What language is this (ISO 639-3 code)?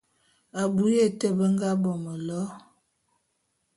bum